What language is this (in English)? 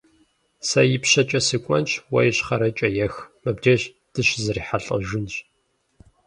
Kabardian